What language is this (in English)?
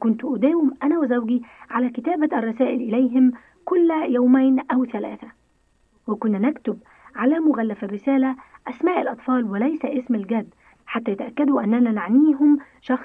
Arabic